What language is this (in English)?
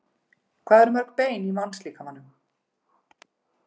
Icelandic